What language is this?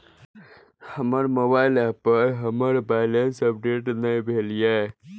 Maithili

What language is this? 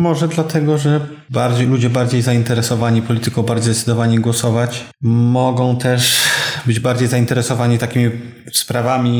Polish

